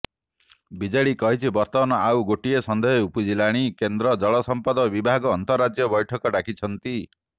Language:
Odia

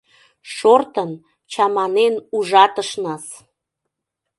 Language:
Mari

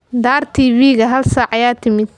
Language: Somali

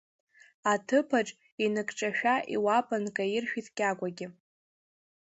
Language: Abkhazian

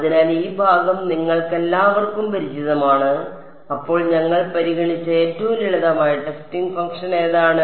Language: Malayalam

